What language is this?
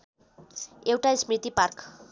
Nepali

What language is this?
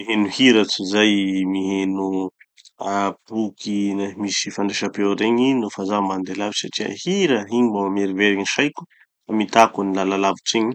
Tanosy Malagasy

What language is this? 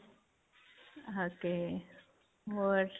Punjabi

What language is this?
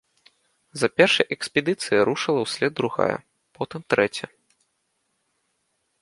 Belarusian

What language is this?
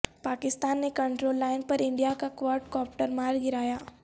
Urdu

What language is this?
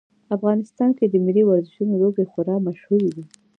Pashto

